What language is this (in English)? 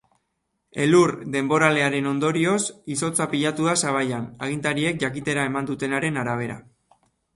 Basque